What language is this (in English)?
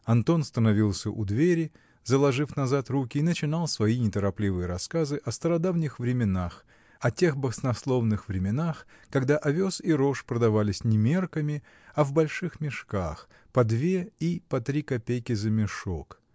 Russian